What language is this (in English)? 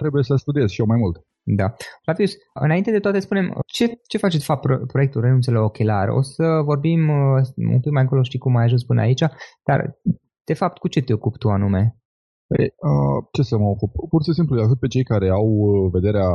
Romanian